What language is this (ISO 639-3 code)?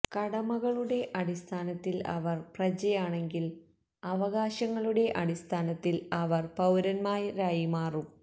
mal